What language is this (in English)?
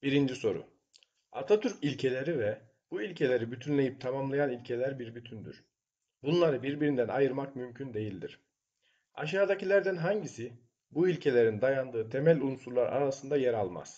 Turkish